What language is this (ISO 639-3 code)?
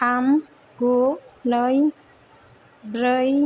brx